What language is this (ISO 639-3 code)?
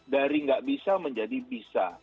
ind